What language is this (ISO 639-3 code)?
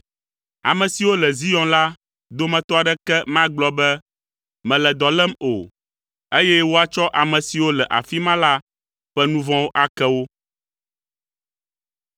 ewe